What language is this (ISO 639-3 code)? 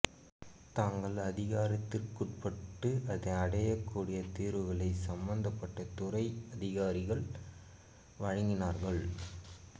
tam